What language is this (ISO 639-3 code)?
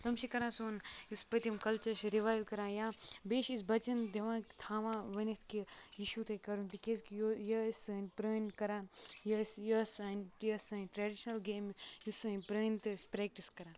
kas